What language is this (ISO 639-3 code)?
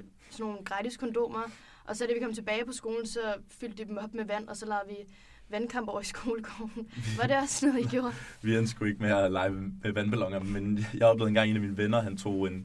dan